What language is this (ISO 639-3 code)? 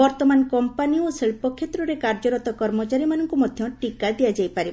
ori